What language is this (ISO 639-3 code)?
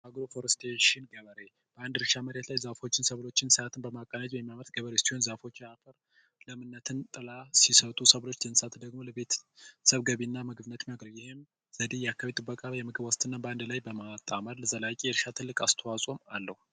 amh